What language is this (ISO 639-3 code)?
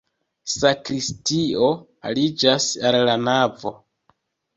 epo